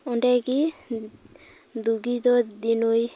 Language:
Santali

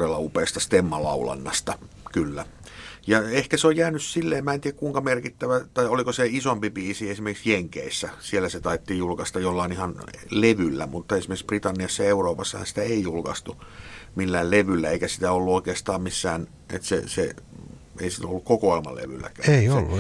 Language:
Finnish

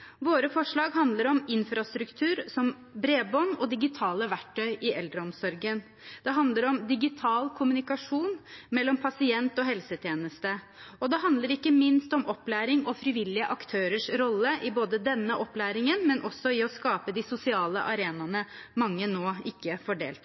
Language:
Norwegian Bokmål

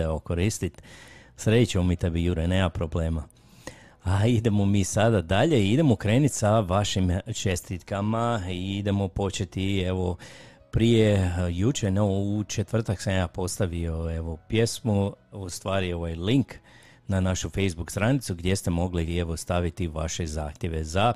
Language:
Croatian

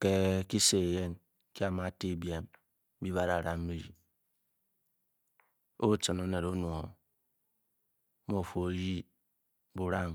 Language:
Bokyi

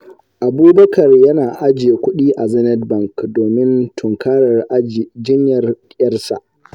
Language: Hausa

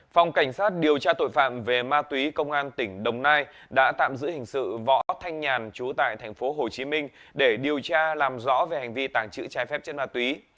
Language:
Vietnamese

